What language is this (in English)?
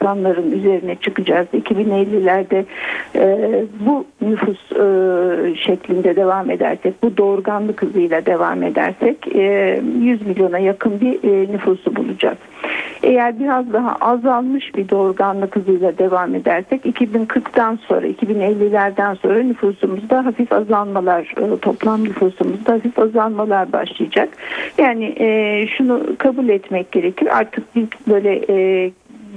Turkish